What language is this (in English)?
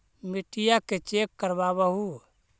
Magahi